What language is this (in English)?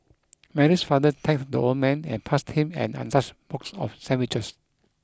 English